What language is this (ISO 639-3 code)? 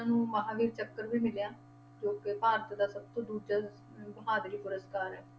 pan